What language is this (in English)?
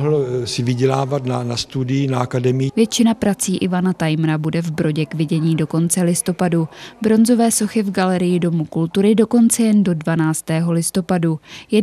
Czech